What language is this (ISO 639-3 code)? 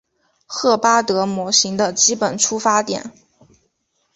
zho